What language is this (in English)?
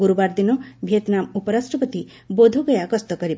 Odia